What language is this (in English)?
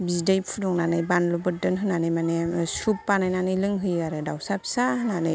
Bodo